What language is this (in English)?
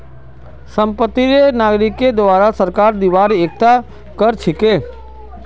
Magahi